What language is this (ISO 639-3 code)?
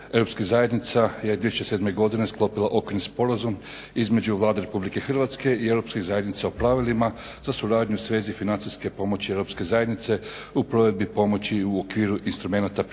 hrv